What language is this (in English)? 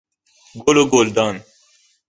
Persian